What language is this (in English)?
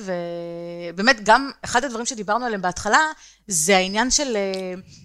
Hebrew